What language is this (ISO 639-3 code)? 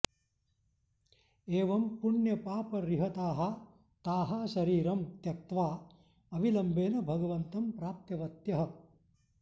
san